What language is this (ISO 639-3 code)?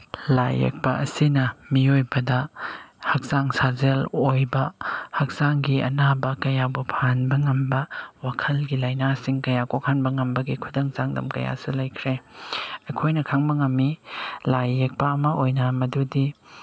mni